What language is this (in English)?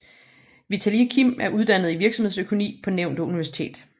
Danish